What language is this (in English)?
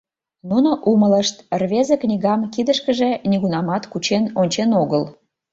Mari